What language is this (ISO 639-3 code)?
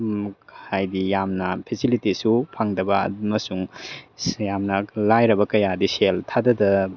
mni